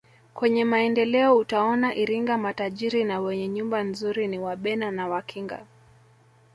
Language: Swahili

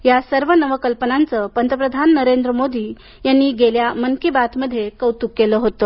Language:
Marathi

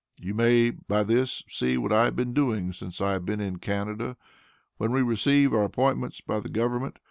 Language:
English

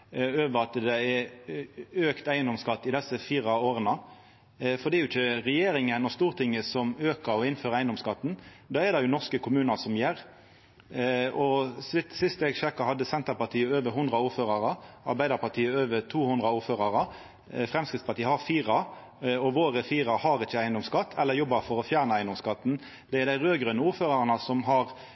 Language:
Norwegian Nynorsk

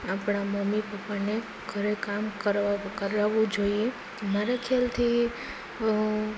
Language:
Gujarati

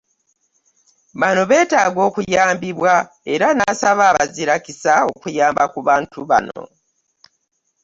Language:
Ganda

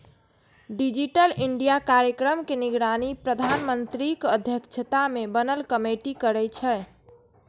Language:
Maithili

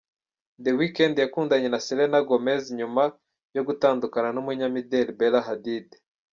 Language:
Kinyarwanda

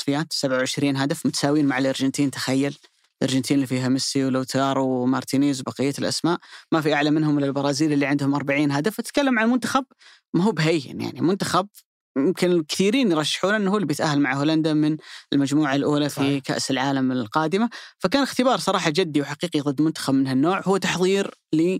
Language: Arabic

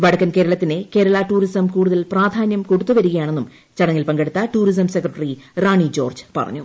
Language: Malayalam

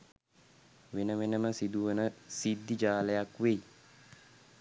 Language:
Sinhala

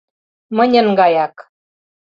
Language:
Mari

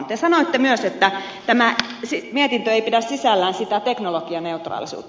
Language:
Finnish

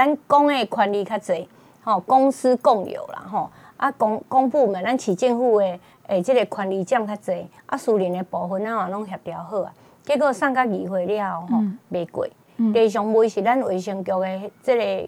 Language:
Chinese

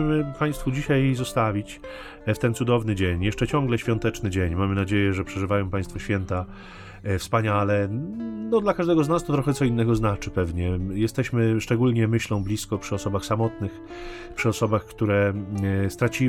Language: Polish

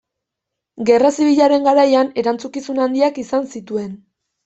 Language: Basque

